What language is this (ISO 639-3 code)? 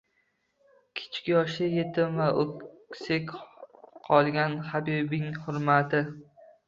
uzb